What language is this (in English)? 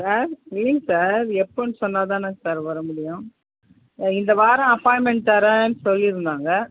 Tamil